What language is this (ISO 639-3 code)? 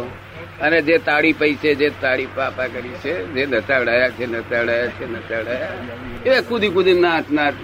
guj